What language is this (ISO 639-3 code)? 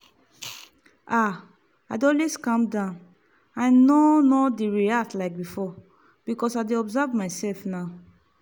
pcm